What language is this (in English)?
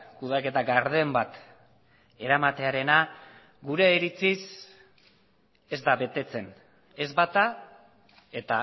Basque